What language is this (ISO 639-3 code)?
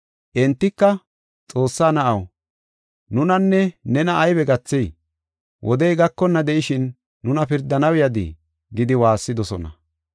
gof